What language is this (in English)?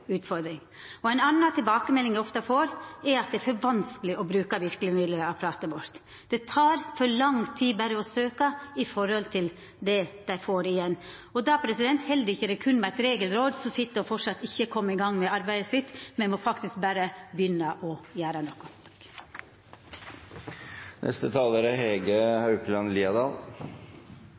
Norwegian